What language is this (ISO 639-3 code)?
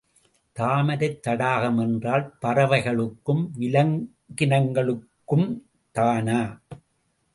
tam